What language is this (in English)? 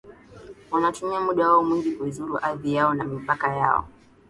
Swahili